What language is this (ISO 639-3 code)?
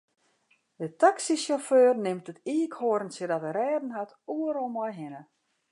fry